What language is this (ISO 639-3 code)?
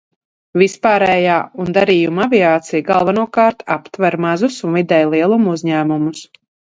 lav